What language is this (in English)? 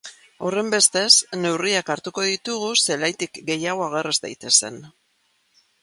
Basque